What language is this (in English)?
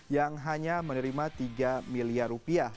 Indonesian